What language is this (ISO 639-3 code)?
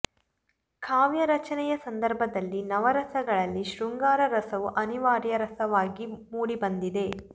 kan